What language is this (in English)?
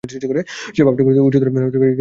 Bangla